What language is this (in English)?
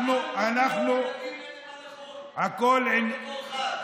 Hebrew